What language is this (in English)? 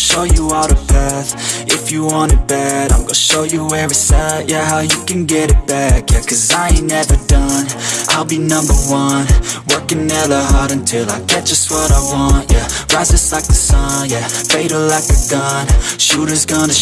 English